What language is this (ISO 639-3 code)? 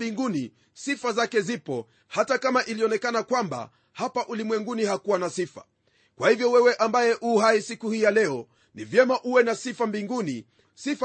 swa